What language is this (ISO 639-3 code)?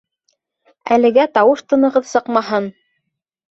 bak